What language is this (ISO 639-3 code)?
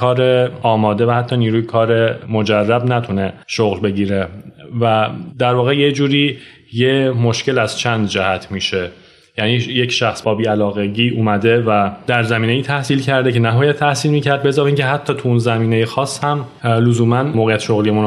fas